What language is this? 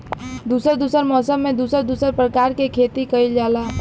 Bhojpuri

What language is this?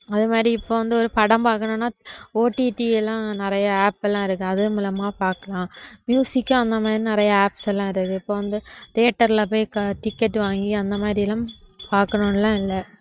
Tamil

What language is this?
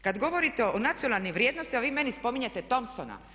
Croatian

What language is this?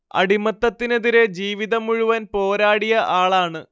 Malayalam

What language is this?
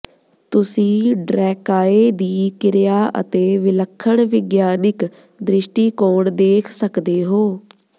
Punjabi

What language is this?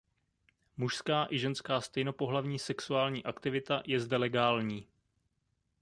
Czech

